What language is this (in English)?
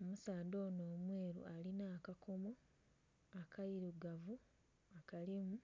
Soga